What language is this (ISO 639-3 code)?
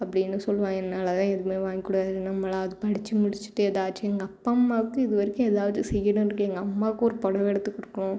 tam